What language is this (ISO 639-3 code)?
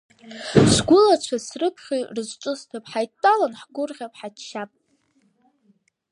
abk